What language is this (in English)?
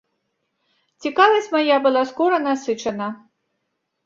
Belarusian